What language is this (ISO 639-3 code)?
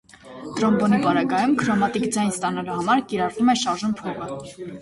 hye